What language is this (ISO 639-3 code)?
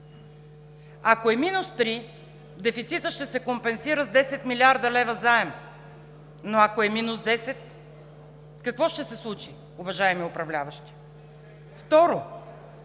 bul